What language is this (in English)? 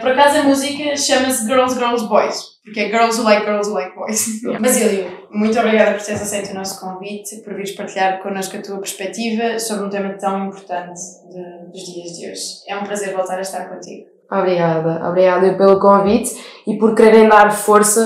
Portuguese